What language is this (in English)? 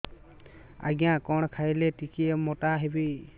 Odia